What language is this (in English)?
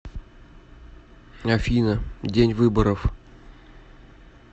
Russian